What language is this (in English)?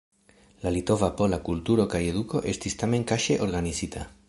Esperanto